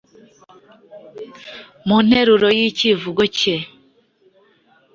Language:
Kinyarwanda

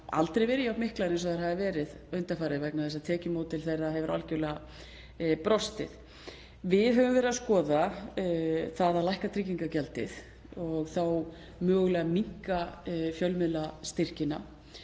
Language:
Icelandic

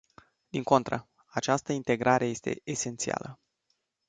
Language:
Romanian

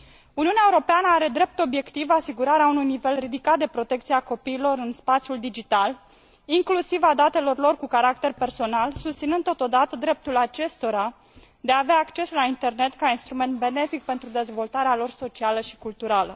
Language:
Romanian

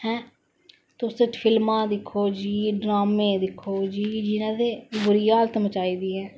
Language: Dogri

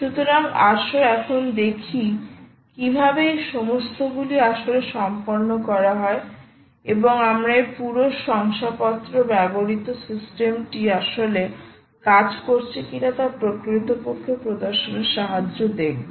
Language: Bangla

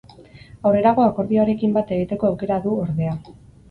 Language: Basque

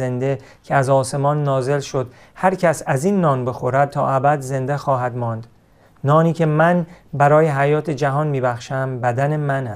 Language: Persian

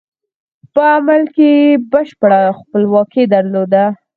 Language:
Pashto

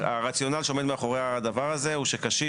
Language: Hebrew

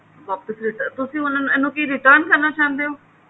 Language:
Punjabi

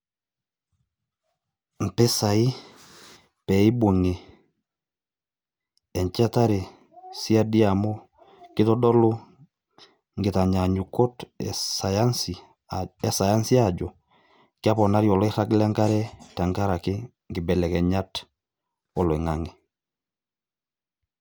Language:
Masai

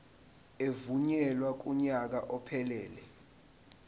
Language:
Zulu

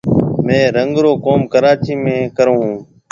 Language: Marwari (Pakistan)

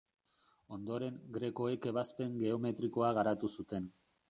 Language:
Basque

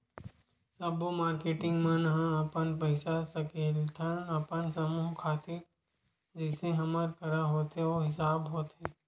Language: Chhattisgarhi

